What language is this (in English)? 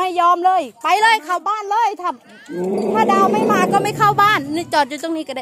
Thai